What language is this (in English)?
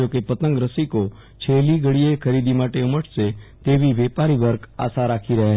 Gujarati